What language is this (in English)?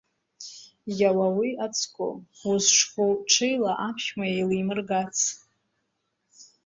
Abkhazian